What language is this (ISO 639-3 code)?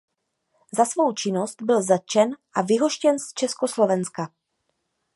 ces